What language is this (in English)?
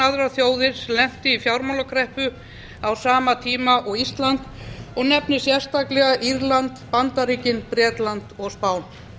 Icelandic